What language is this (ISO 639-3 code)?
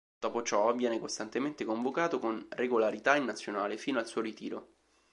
ita